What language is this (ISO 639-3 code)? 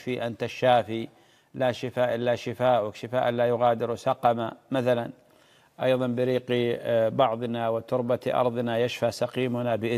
ara